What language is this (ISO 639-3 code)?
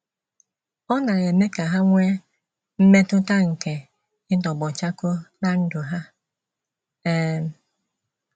ibo